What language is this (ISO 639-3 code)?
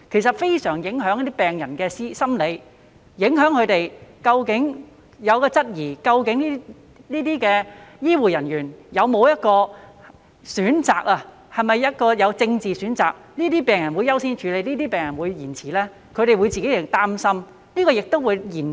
yue